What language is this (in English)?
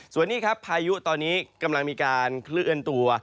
Thai